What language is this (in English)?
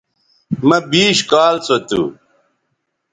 Bateri